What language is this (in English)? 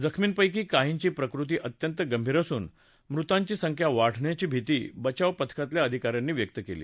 Marathi